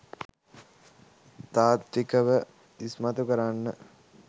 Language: Sinhala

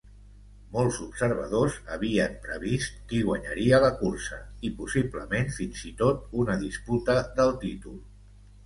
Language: Catalan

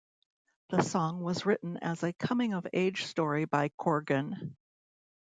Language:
English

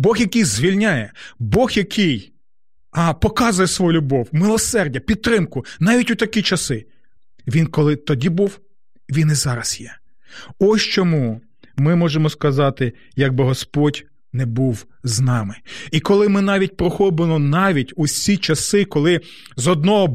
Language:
Ukrainian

